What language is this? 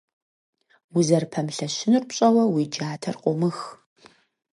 Kabardian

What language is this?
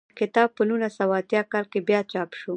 Pashto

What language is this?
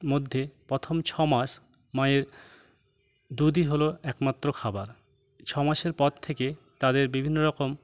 Bangla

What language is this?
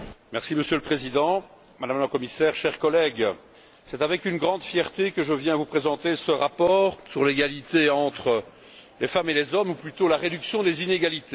French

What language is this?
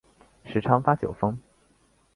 Chinese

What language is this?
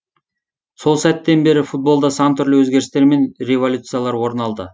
Kazakh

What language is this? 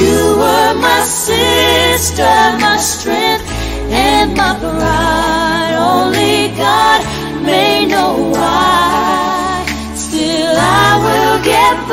English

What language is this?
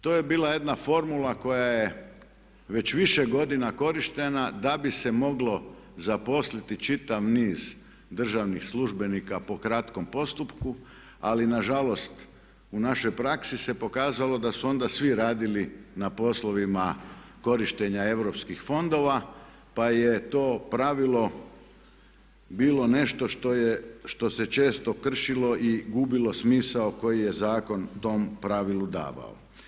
Croatian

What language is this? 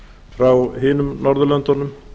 Icelandic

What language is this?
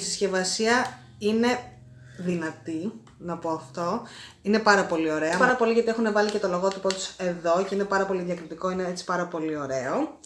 Greek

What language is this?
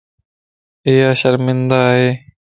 Lasi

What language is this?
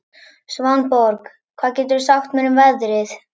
Icelandic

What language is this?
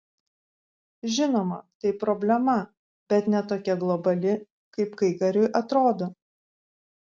Lithuanian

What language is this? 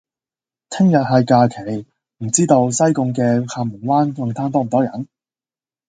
Cantonese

